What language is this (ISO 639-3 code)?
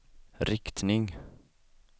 swe